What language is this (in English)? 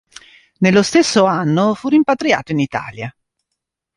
Italian